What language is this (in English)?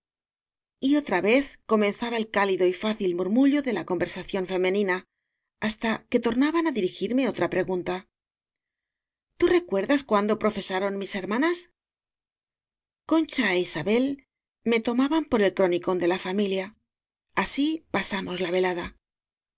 Spanish